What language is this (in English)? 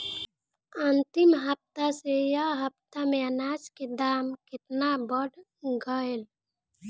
Bhojpuri